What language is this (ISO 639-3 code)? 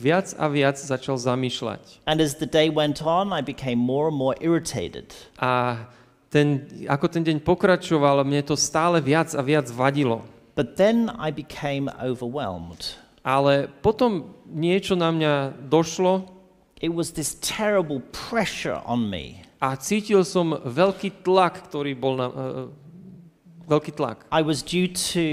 slk